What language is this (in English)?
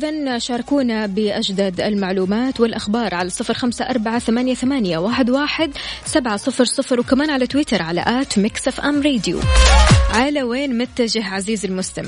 Arabic